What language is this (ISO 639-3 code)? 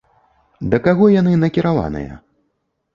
bel